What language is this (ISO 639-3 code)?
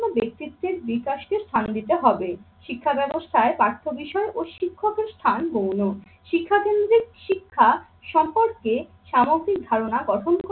ben